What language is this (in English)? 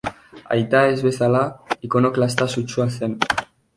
Basque